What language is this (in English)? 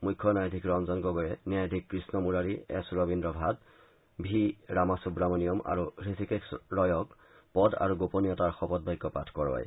Assamese